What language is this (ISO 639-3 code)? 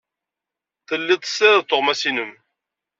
kab